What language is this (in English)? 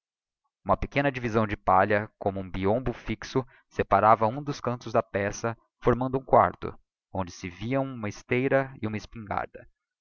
Portuguese